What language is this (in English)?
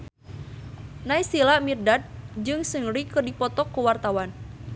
Sundanese